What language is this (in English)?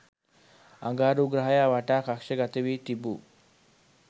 Sinhala